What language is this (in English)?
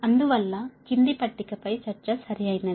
Telugu